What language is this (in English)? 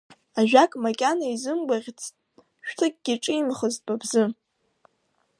Abkhazian